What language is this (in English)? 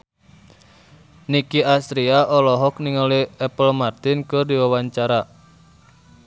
Sundanese